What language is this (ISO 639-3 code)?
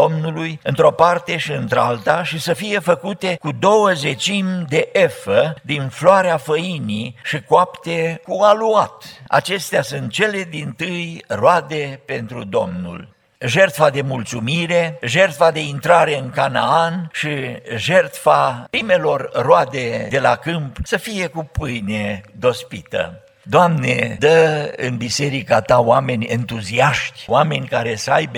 ron